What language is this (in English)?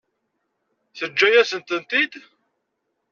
Kabyle